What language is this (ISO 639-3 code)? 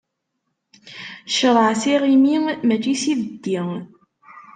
kab